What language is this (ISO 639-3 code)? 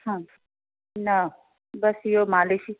snd